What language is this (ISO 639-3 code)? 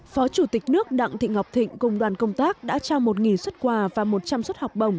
vie